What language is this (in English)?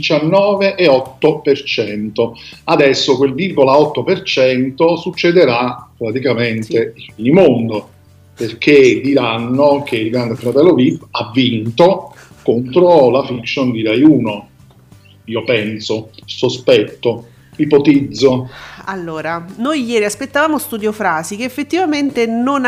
Italian